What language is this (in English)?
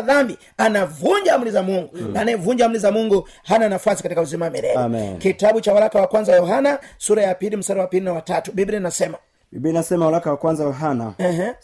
Swahili